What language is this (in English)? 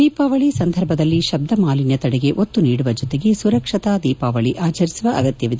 Kannada